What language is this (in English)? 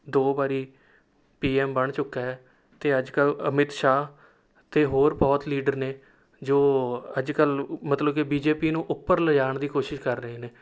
Punjabi